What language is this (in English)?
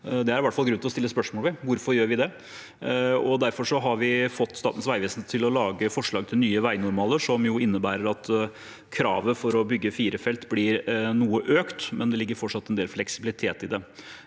Norwegian